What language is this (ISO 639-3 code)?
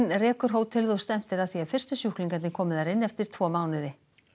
isl